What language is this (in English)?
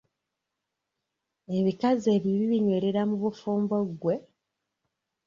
Ganda